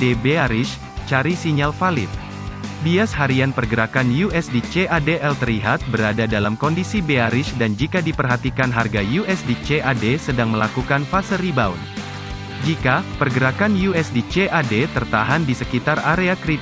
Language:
Indonesian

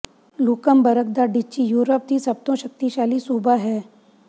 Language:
Punjabi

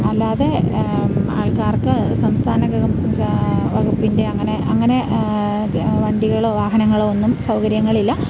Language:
Malayalam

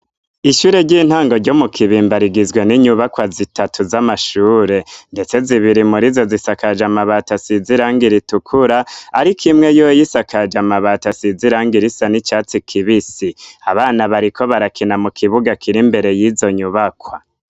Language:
Rundi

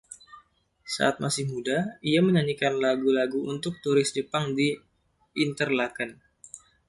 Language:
Indonesian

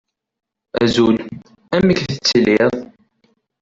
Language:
Kabyle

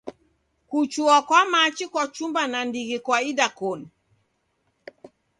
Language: Taita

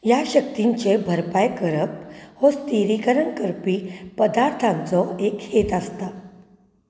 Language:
Konkani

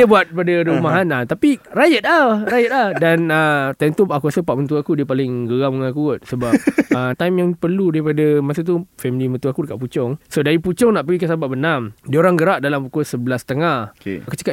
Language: Malay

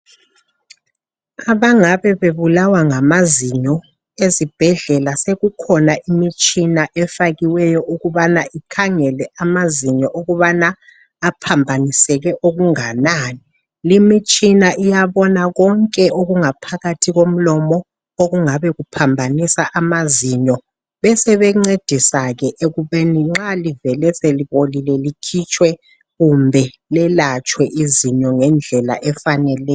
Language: North Ndebele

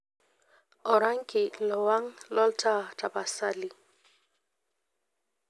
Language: Masai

